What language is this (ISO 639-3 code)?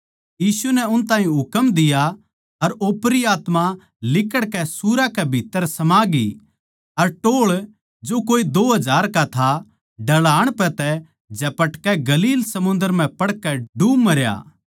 bgc